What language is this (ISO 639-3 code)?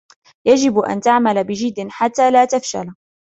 ara